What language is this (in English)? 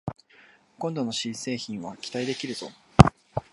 Japanese